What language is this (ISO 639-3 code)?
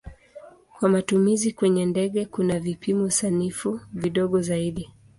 swa